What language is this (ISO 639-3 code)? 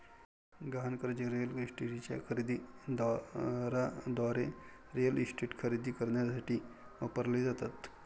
mar